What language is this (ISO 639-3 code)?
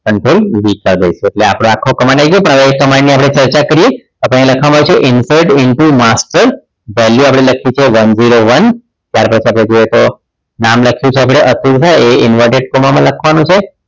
guj